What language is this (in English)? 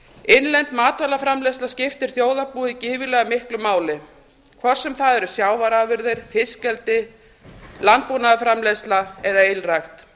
Icelandic